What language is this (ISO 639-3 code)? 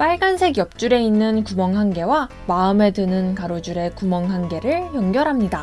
kor